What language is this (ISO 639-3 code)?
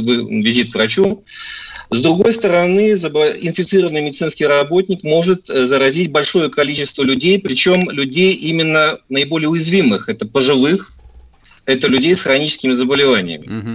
rus